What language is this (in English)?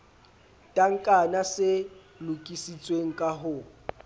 Southern Sotho